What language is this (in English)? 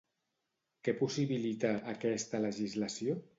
Catalan